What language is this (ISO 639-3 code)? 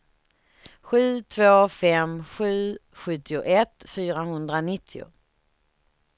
swe